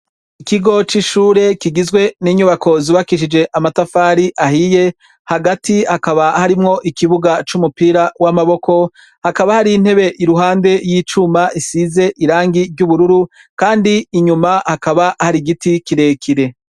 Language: Rundi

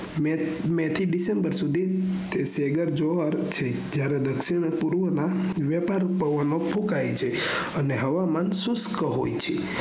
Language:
Gujarati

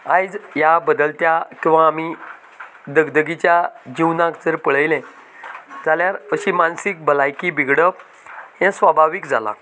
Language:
Konkani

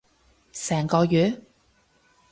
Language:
Cantonese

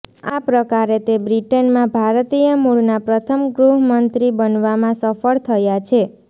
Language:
Gujarati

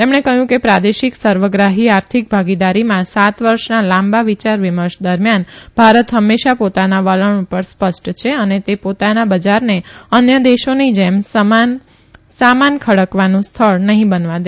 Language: Gujarati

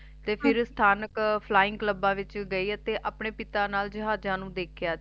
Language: Punjabi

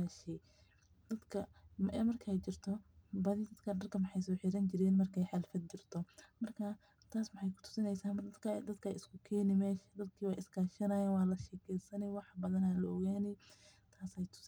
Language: Somali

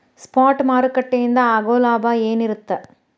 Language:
Kannada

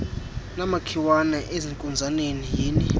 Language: Xhosa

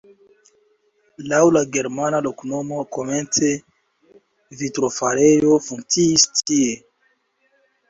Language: Esperanto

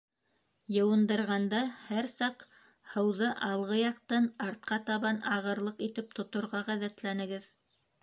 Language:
Bashkir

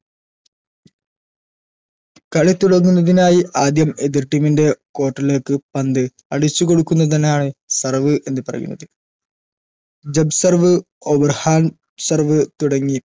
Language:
Malayalam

